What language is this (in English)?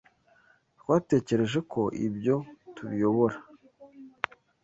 Kinyarwanda